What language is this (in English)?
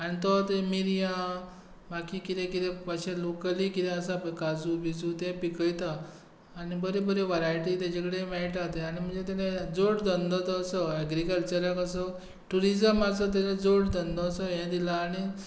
Konkani